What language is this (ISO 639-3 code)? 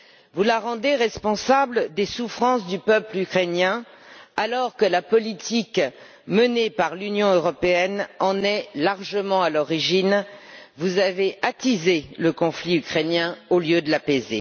fra